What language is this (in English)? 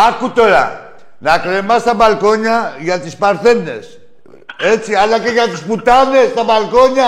Greek